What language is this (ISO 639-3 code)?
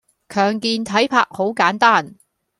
yue